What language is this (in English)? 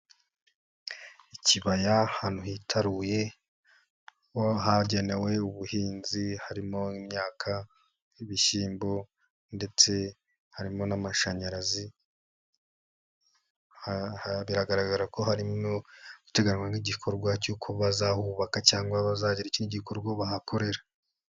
Kinyarwanda